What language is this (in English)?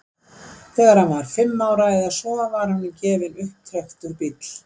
Icelandic